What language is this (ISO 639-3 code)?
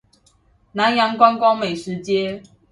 zho